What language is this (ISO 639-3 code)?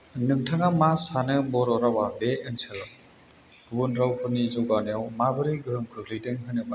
brx